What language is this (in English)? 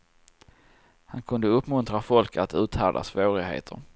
Swedish